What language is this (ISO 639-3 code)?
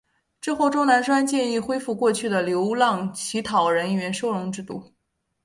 zho